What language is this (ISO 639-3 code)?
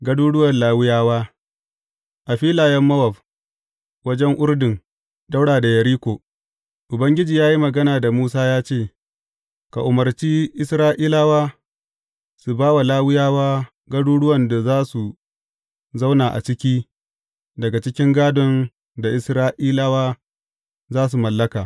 hau